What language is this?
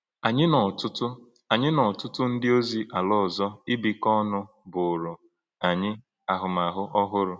Igbo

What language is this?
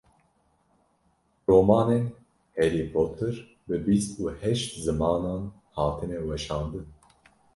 Kurdish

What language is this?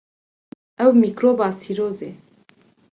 Kurdish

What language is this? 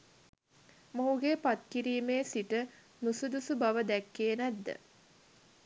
Sinhala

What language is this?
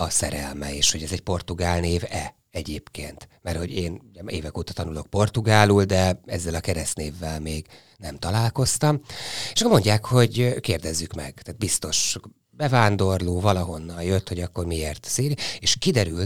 Hungarian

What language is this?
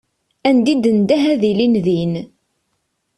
Kabyle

